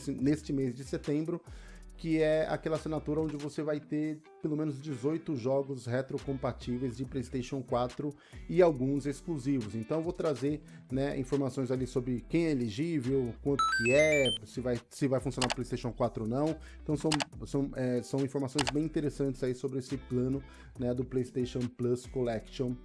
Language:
Portuguese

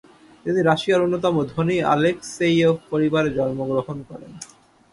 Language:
Bangla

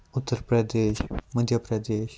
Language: Kashmiri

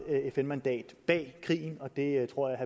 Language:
Danish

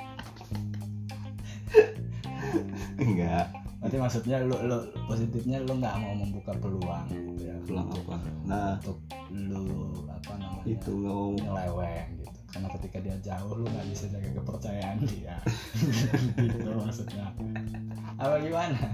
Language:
Indonesian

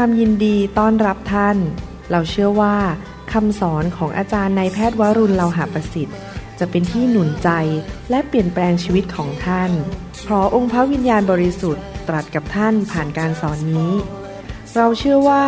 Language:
Thai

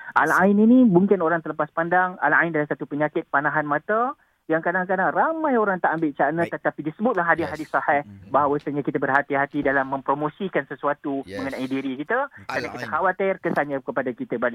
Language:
Malay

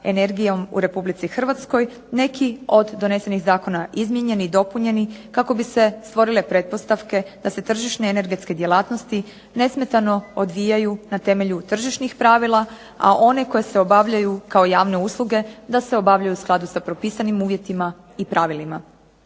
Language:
Croatian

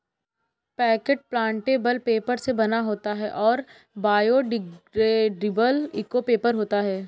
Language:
Hindi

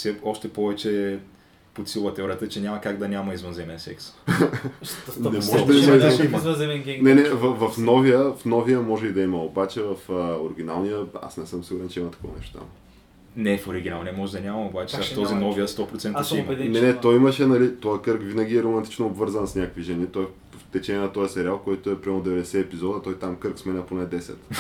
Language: Bulgarian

